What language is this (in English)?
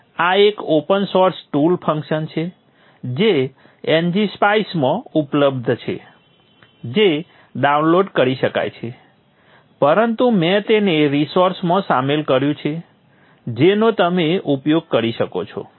Gujarati